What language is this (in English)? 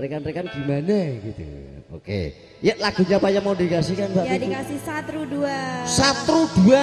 Indonesian